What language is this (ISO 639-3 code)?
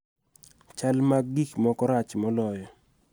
luo